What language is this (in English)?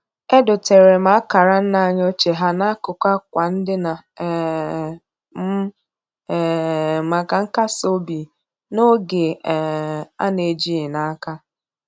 Igbo